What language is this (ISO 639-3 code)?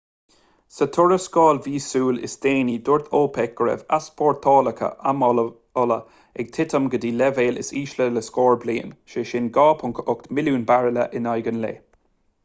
gle